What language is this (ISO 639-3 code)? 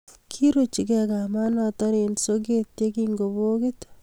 kln